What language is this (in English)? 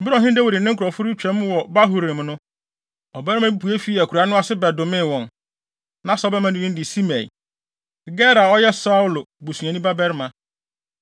Akan